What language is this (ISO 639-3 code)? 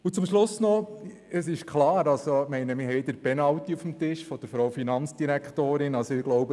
gsw